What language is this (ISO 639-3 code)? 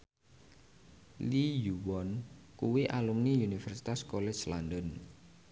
jav